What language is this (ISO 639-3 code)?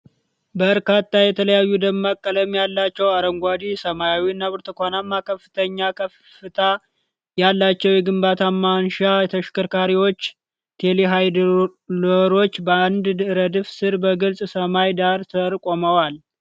amh